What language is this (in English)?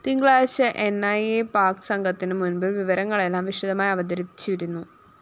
Malayalam